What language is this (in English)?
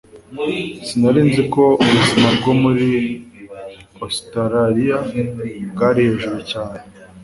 Kinyarwanda